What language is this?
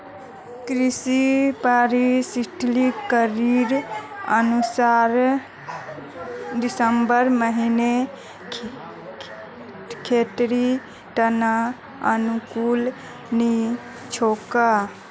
Magahi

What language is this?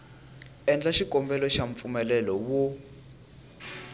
Tsonga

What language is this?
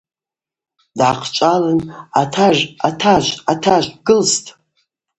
Abaza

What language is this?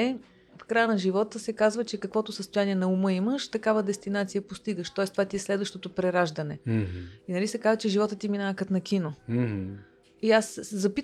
Bulgarian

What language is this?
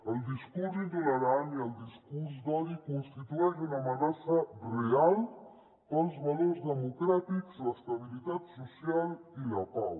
Catalan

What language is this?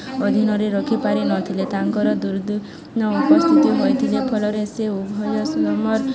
Odia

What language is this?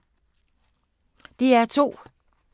Danish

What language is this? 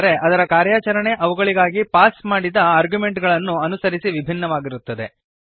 Kannada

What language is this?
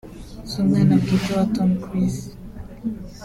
Kinyarwanda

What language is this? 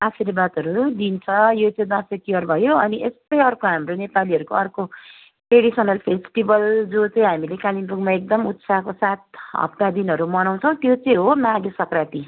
Nepali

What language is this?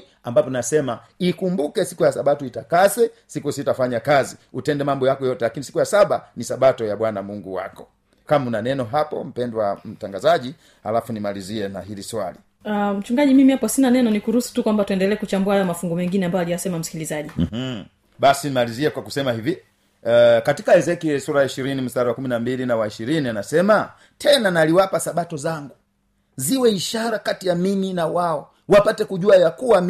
Swahili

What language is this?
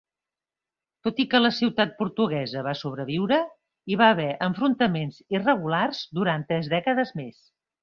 Catalan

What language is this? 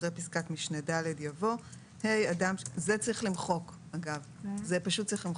Hebrew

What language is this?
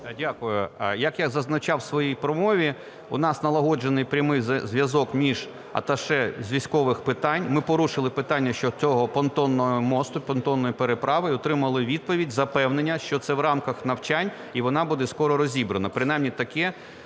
Ukrainian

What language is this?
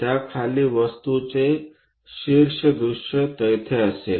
Marathi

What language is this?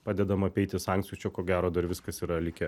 Lithuanian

